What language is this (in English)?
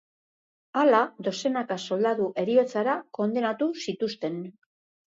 Basque